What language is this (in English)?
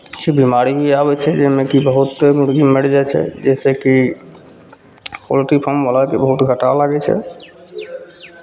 Maithili